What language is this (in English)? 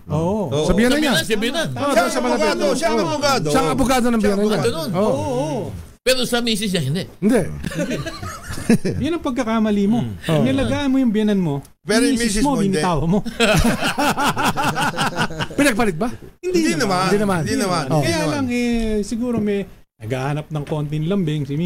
Filipino